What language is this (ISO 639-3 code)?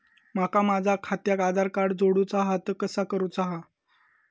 mar